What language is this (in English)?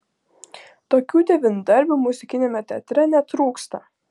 Lithuanian